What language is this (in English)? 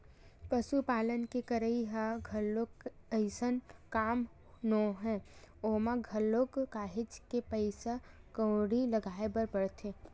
Chhattisgarhi